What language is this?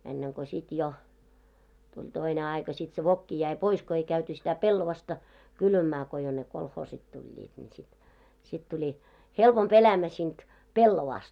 Finnish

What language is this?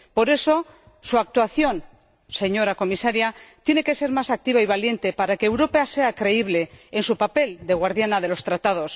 Spanish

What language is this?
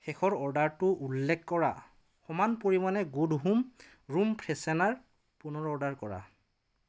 Assamese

